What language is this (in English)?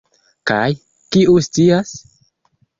Esperanto